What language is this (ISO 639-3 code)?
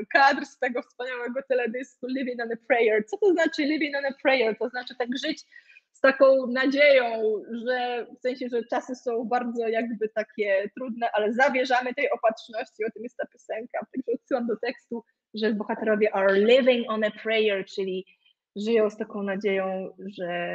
pol